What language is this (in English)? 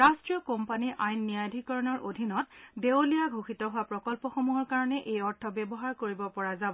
Assamese